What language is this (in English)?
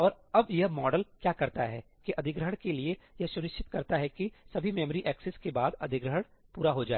Hindi